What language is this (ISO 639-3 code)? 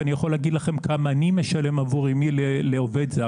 heb